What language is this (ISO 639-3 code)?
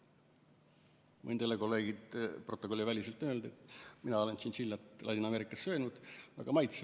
est